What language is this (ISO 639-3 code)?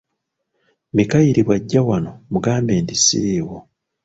lug